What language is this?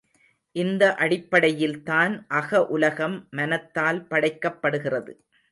Tamil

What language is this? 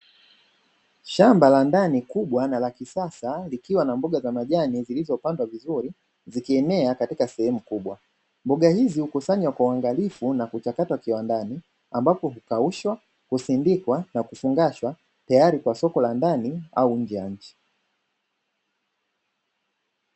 Swahili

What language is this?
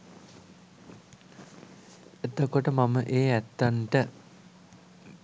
Sinhala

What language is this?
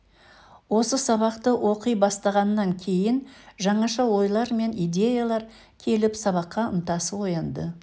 Kazakh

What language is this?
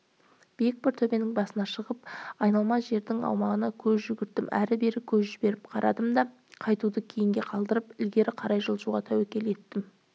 Kazakh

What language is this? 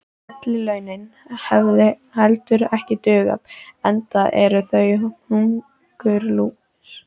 Icelandic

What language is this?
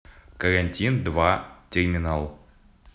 Russian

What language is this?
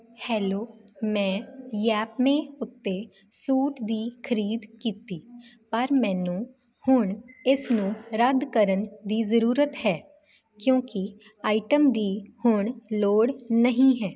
Punjabi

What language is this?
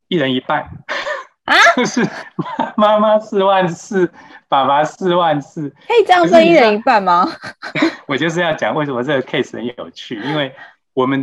Chinese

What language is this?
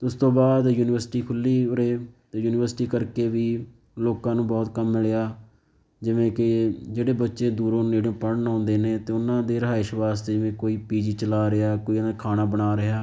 Punjabi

